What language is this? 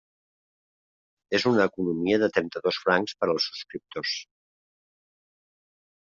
Catalan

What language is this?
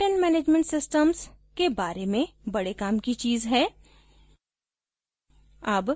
Hindi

